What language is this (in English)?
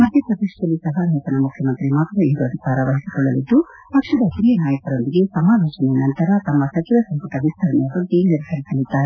Kannada